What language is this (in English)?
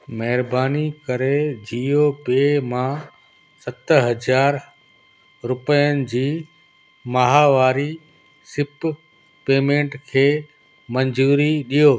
Sindhi